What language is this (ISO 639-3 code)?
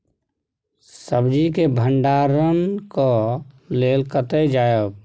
mai